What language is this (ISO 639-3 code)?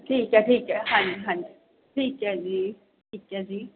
pan